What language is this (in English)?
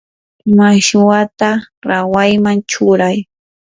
Yanahuanca Pasco Quechua